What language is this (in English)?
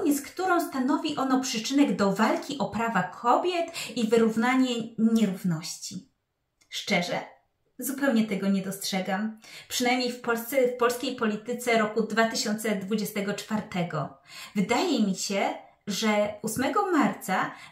Polish